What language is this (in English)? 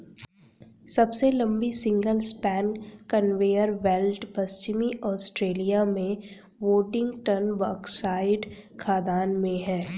Hindi